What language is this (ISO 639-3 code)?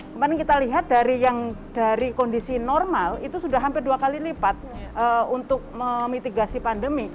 ind